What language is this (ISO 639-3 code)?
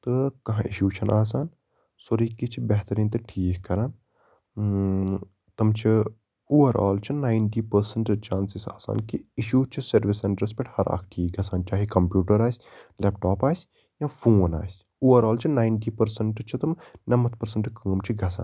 kas